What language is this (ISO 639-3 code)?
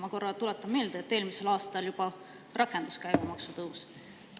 est